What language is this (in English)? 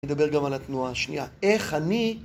Hebrew